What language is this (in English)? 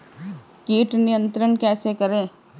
Hindi